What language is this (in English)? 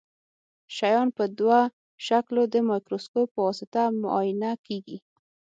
Pashto